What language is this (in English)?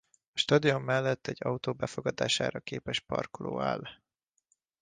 Hungarian